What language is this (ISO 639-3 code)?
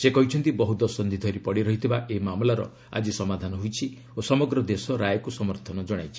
ori